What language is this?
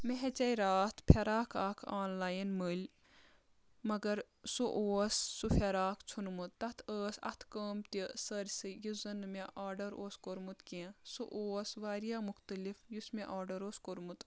Kashmiri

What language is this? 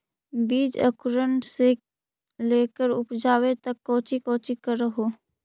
Magahi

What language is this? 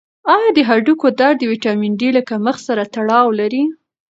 Pashto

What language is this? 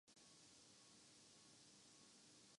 Urdu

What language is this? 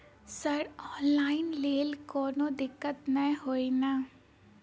Maithili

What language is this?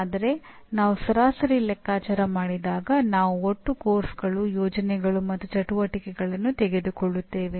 Kannada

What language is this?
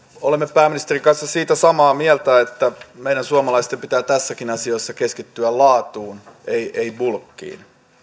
Finnish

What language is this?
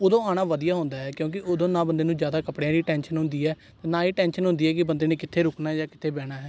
Punjabi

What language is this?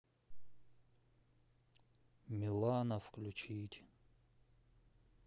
Russian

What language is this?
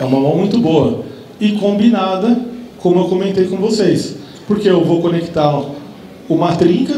Portuguese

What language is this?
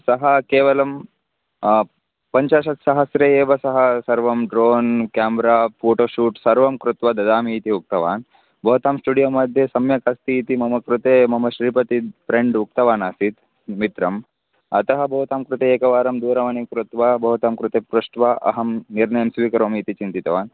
Sanskrit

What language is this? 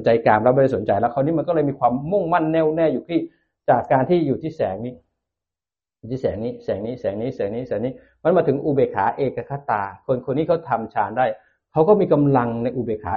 Thai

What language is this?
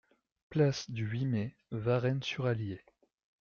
French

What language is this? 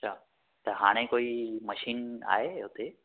Sindhi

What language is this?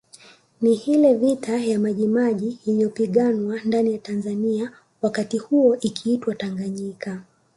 Swahili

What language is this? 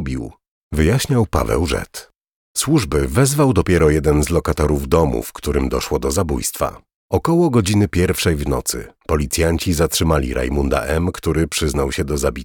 Polish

